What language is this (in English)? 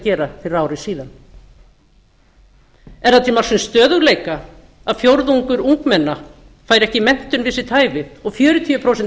Icelandic